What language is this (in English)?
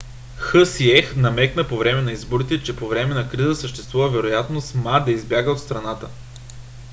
Bulgarian